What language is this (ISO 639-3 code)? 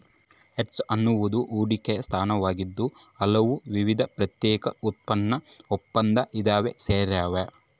kan